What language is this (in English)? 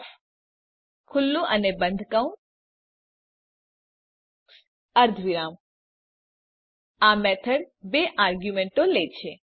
Gujarati